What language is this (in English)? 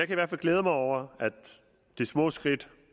Danish